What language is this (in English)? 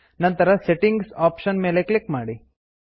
Kannada